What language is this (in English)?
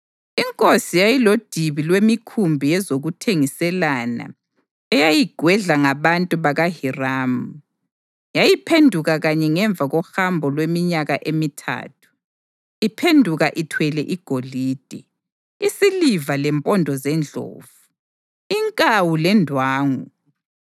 North Ndebele